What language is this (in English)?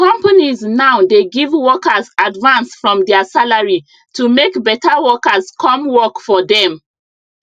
Nigerian Pidgin